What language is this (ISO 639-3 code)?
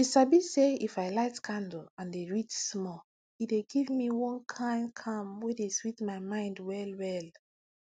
pcm